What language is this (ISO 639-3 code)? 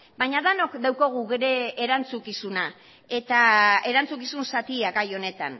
eus